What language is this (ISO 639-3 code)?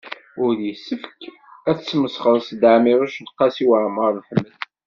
kab